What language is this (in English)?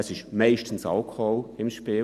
Swiss German